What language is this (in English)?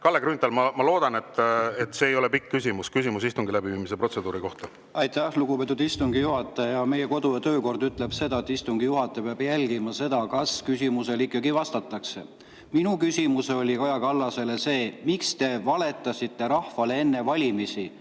Estonian